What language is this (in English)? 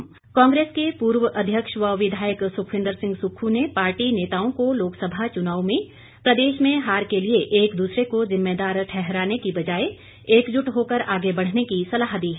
Hindi